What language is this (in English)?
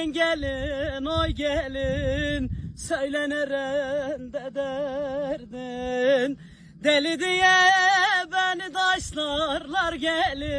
Turkish